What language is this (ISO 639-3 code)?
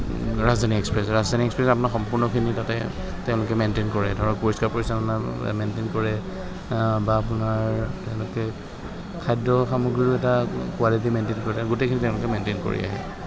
asm